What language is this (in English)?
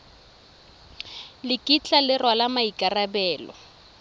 Tswana